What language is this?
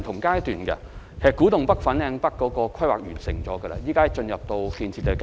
Cantonese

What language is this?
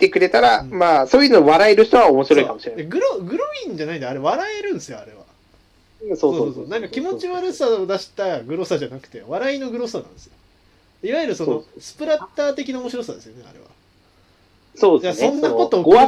Japanese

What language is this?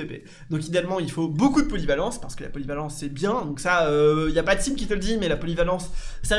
French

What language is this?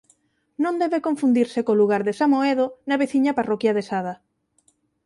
Galician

